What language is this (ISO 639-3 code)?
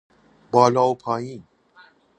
fas